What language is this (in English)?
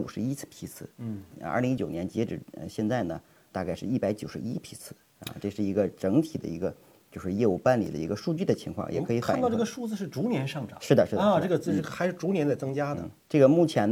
Chinese